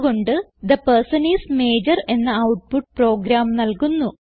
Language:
Malayalam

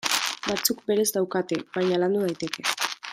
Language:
Basque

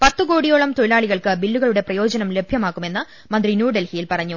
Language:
Malayalam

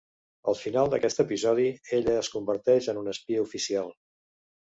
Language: Catalan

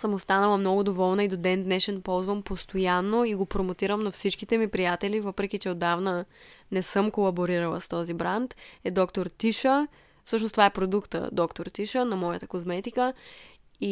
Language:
Bulgarian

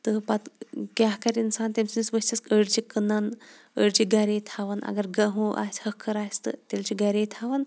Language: Kashmiri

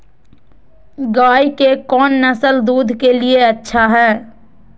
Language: Magahi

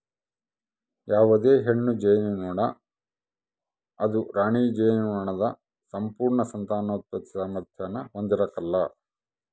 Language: Kannada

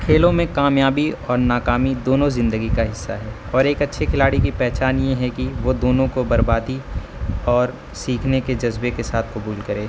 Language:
Urdu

